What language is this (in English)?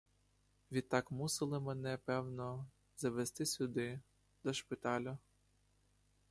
Ukrainian